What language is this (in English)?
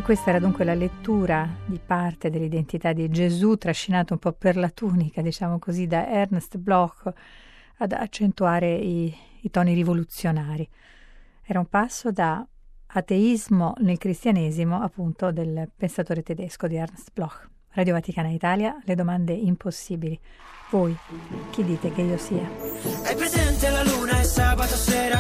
Italian